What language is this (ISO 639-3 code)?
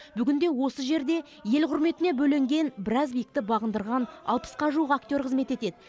kaz